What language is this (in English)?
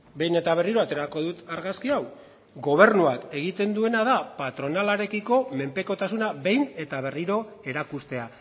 Basque